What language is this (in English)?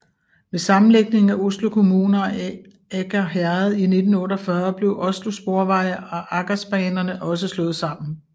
Danish